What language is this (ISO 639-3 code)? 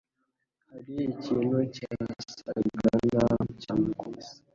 kin